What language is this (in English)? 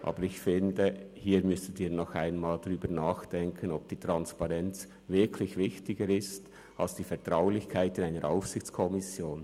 Swiss German